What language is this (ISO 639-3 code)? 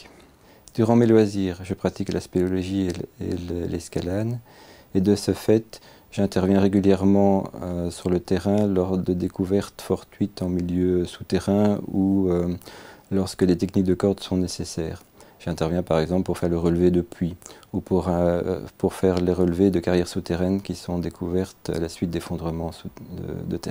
fra